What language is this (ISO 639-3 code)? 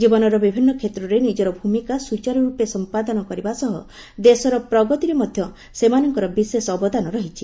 ori